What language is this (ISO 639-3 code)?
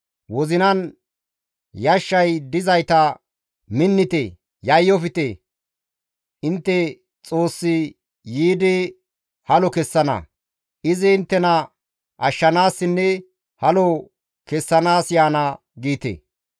gmv